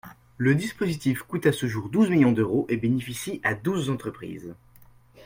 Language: French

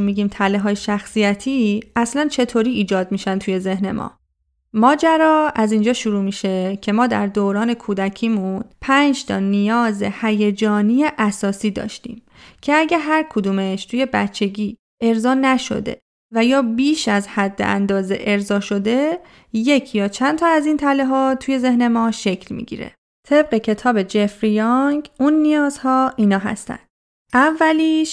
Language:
Persian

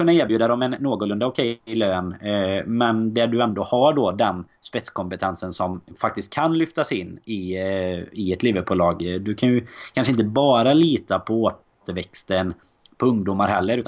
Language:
Swedish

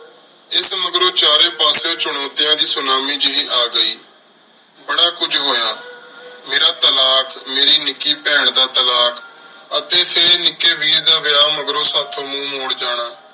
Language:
Punjabi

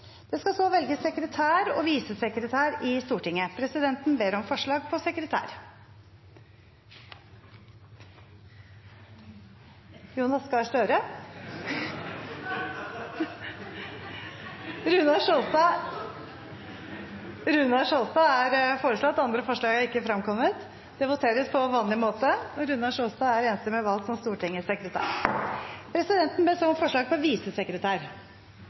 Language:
Norwegian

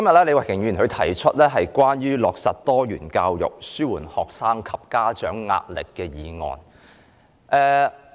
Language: Cantonese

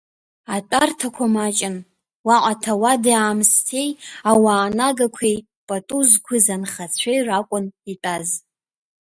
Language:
Abkhazian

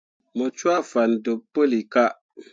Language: Mundang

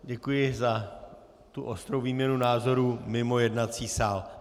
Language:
Czech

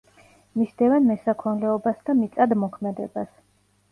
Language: Georgian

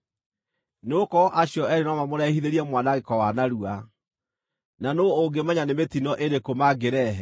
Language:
Kikuyu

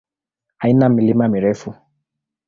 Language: Swahili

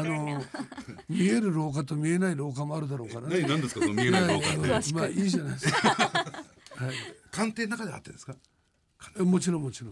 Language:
Japanese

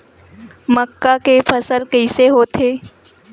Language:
Chhattisgarhi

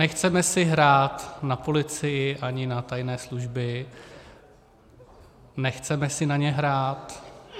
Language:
Czech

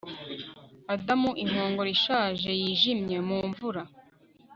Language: Kinyarwanda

